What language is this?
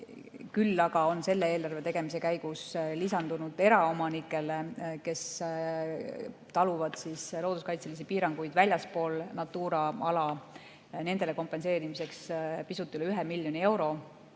Estonian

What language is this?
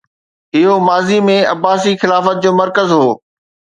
Sindhi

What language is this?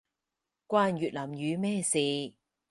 Cantonese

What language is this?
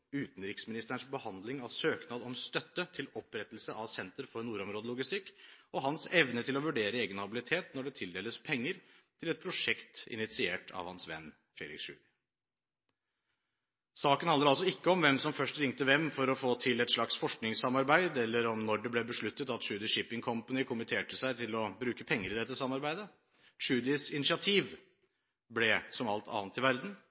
Norwegian Bokmål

